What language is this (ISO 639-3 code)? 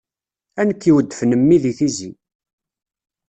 kab